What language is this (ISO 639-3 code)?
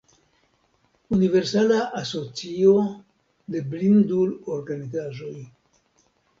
epo